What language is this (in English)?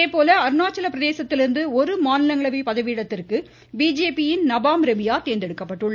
Tamil